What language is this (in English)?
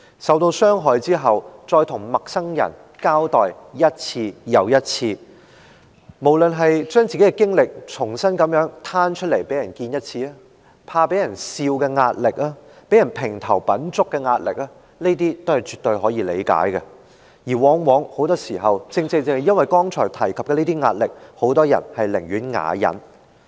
Cantonese